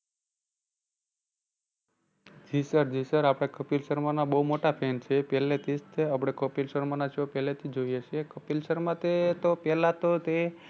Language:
Gujarati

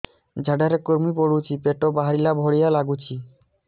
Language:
Odia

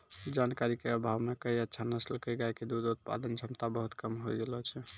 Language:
Maithili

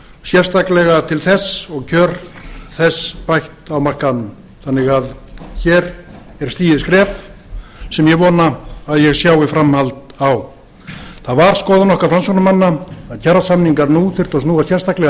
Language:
Icelandic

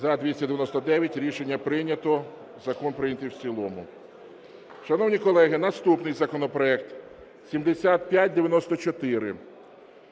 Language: Ukrainian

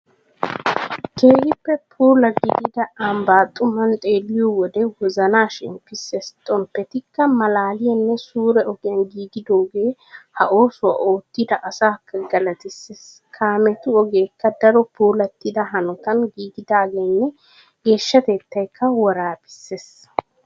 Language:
Wolaytta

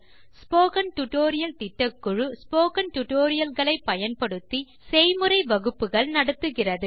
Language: Tamil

